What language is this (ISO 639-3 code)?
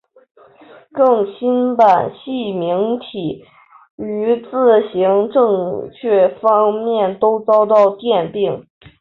zho